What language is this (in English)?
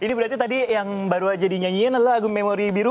Indonesian